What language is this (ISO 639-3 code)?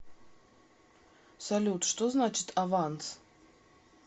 rus